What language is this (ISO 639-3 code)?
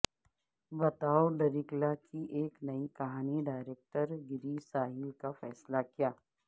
urd